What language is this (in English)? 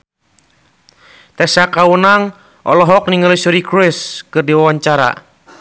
Sundanese